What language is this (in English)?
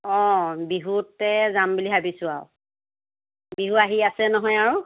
Assamese